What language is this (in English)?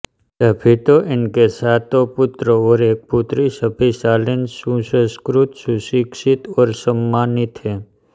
Hindi